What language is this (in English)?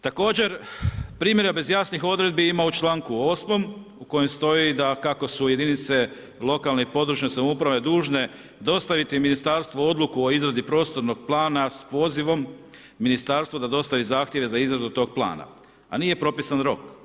Croatian